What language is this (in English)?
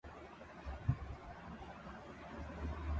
Urdu